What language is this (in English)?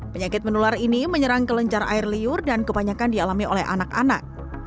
Indonesian